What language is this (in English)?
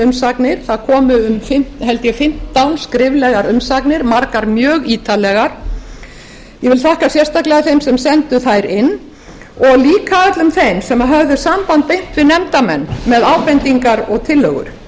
Icelandic